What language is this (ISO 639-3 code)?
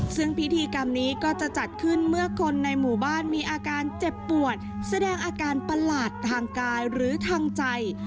tha